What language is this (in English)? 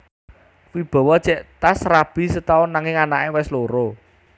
Javanese